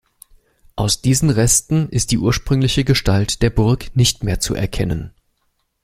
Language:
German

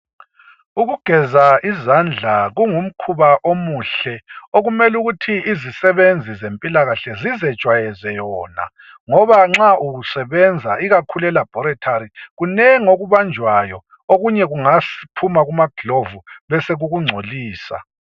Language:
North Ndebele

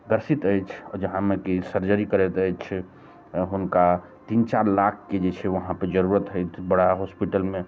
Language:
Maithili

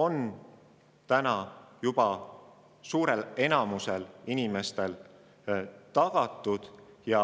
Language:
Estonian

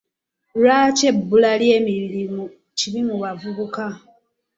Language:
Ganda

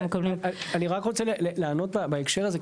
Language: Hebrew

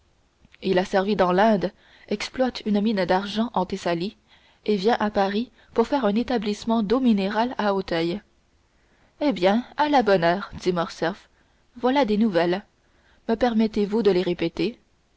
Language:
French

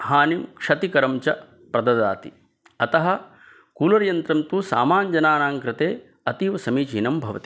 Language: Sanskrit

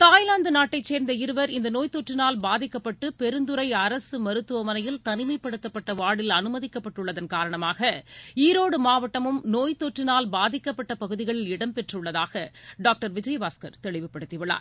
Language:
Tamil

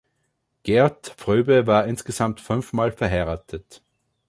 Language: German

